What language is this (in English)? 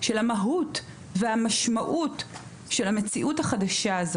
Hebrew